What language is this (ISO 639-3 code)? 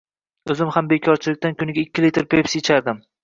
uzb